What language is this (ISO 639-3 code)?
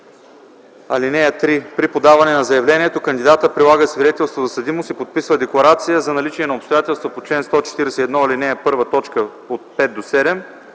bul